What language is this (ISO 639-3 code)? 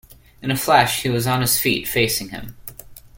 eng